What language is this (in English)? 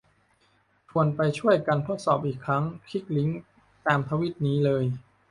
Thai